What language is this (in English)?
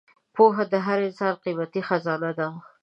Pashto